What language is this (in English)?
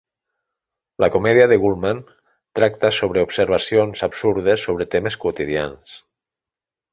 Catalan